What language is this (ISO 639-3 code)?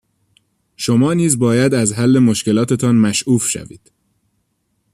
fas